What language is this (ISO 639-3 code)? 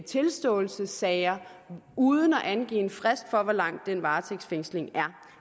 dan